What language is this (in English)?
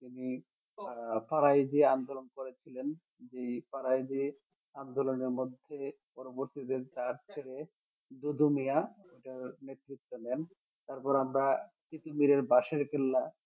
Bangla